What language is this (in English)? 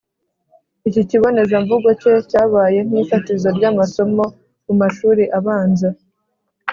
Kinyarwanda